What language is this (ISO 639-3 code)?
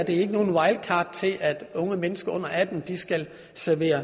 dan